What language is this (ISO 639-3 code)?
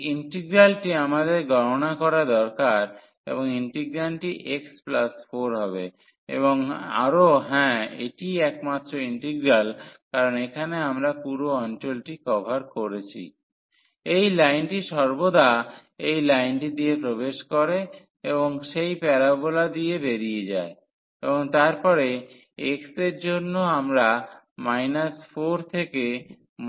ben